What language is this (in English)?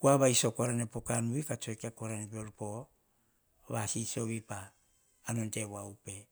Hahon